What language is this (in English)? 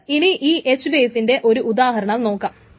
Malayalam